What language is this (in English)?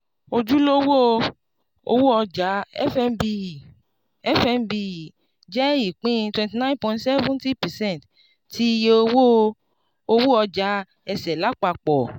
Yoruba